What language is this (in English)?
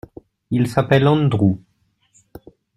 French